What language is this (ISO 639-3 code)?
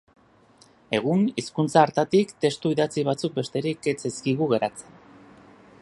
eus